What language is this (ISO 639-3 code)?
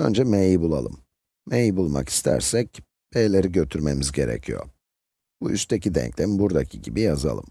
tur